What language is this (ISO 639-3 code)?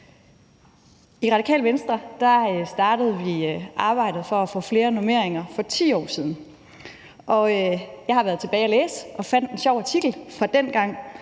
dan